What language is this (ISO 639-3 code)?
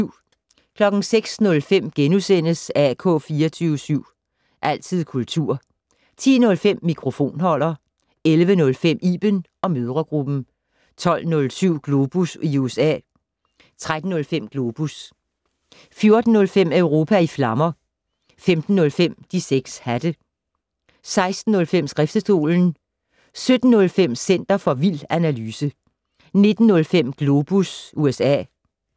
dan